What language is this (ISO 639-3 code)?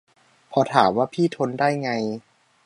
tha